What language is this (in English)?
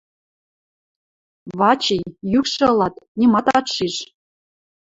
Western Mari